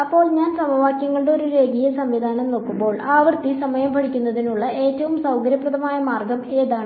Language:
Malayalam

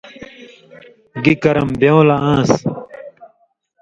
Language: Indus Kohistani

